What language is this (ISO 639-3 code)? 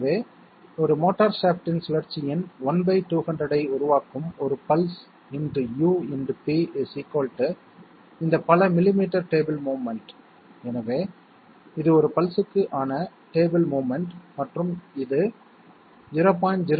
tam